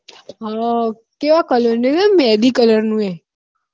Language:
Gujarati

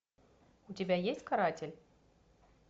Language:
Russian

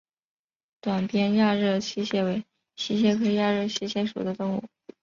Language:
Chinese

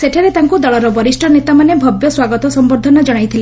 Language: Odia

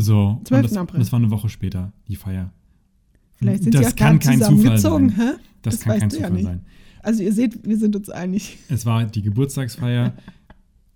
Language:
German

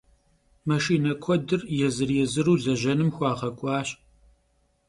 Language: Kabardian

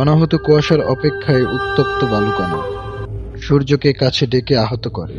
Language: Bangla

